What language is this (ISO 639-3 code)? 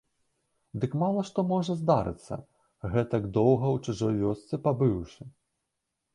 bel